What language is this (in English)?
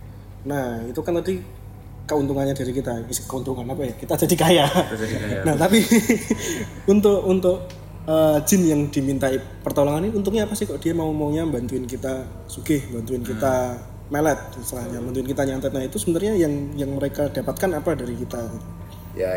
Indonesian